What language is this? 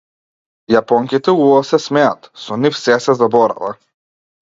Macedonian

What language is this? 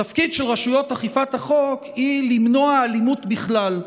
Hebrew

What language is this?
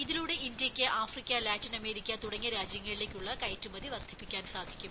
Malayalam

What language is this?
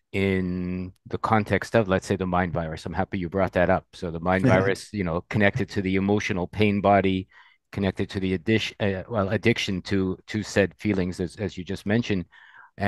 English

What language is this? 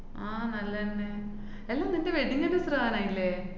Malayalam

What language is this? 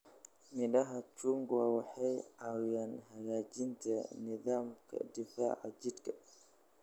Somali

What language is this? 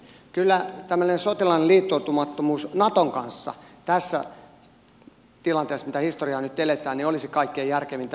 Finnish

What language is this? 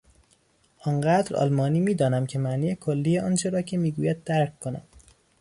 Persian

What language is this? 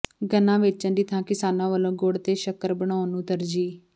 Punjabi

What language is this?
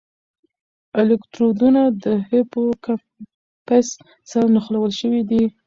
Pashto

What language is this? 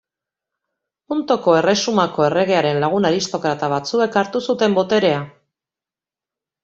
Basque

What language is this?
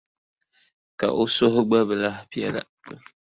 Dagbani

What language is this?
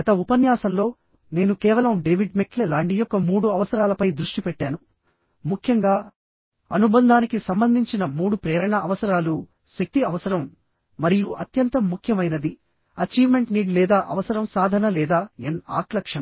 Telugu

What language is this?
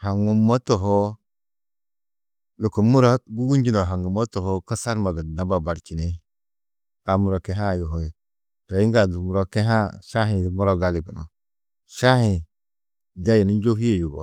Tedaga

